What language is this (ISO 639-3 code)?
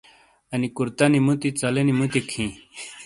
scl